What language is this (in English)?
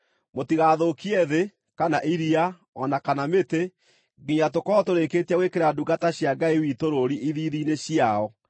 Kikuyu